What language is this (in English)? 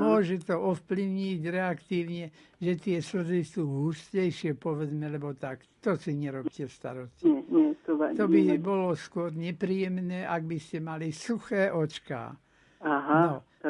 Slovak